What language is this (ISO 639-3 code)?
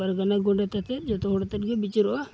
sat